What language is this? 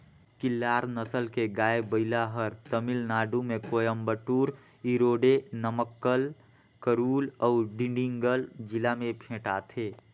Chhattisgarhi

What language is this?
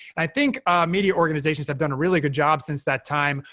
English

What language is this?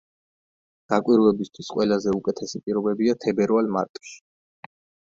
Georgian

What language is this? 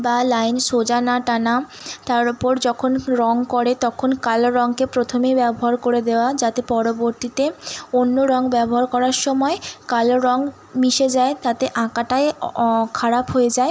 Bangla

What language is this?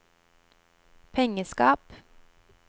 Norwegian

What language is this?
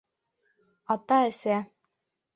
Bashkir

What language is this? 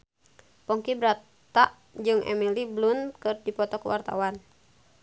Sundanese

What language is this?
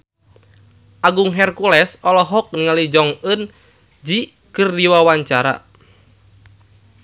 Sundanese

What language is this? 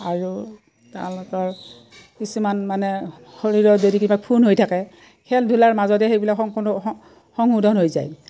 Assamese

